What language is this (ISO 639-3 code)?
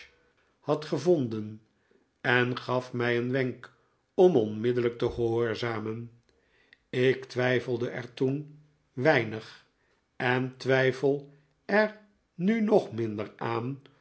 nld